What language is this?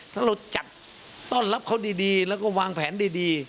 Thai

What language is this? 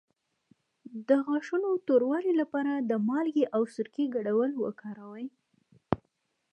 Pashto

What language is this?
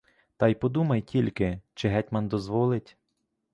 Ukrainian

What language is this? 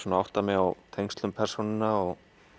Icelandic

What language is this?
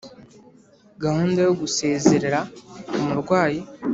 Kinyarwanda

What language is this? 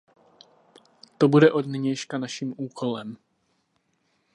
Czech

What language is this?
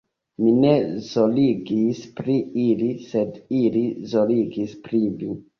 Esperanto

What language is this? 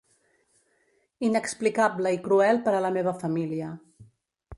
Catalan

